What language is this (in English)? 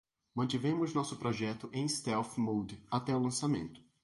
Portuguese